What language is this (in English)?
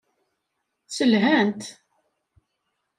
Kabyle